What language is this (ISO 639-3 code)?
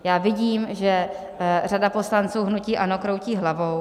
ces